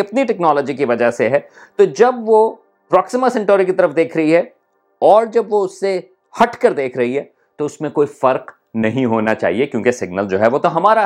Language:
Urdu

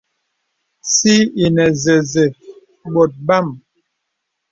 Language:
Bebele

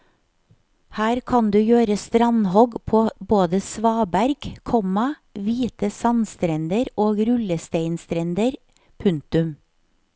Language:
Norwegian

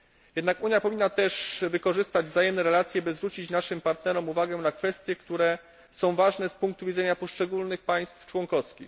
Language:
Polish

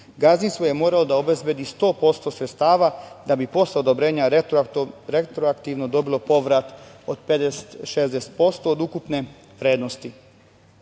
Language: Serbian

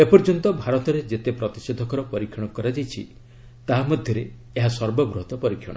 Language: Odia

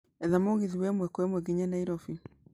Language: Kikuyu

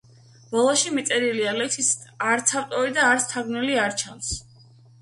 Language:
Georgian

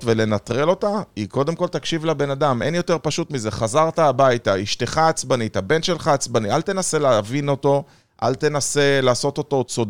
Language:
Hebrew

